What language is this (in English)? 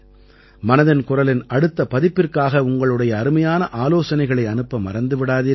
Tamil